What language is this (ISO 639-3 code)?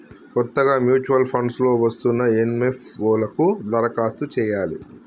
tel